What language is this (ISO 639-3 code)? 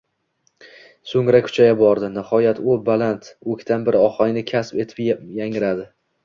uzb